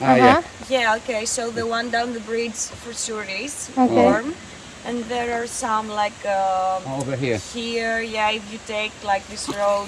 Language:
Polish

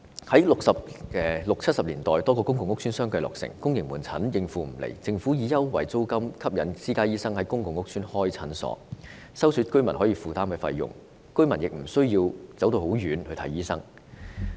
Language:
Cantonese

